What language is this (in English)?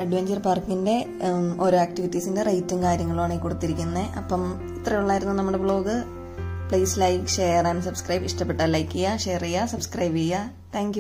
Malayalam